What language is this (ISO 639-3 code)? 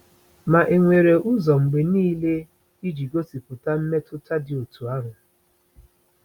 ibo